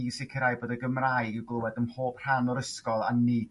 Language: Welsh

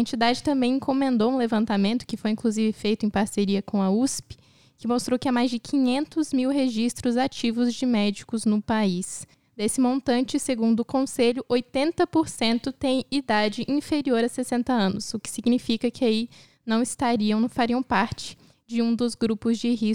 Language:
Portuguese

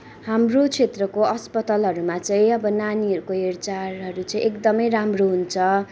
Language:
Nepali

